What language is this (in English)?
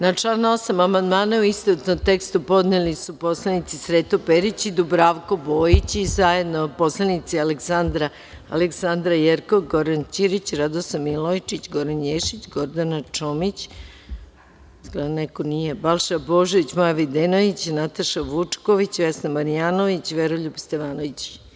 Serbian